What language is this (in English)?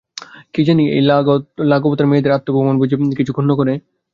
Bangla